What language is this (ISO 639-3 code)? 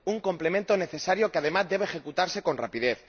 spa